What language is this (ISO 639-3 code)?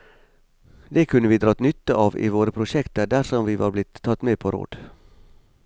nor